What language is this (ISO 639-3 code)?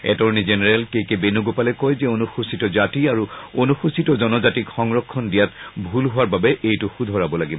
asm